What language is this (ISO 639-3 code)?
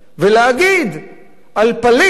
heb